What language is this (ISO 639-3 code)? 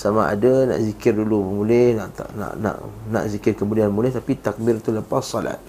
msa